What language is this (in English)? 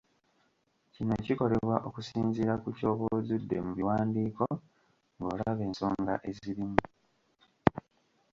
Ganda